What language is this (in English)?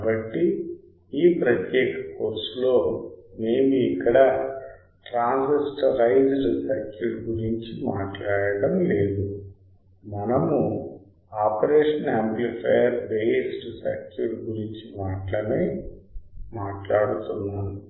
Telugu